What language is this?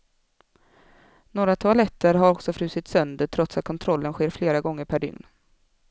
Swedish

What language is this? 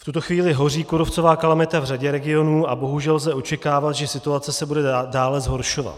Czech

